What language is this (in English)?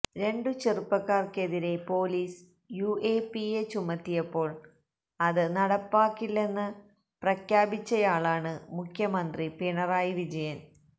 Malayalam